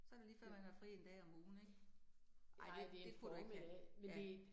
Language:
Danish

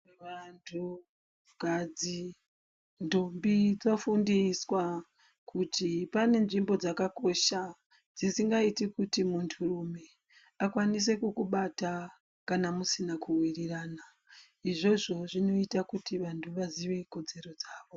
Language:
Ndau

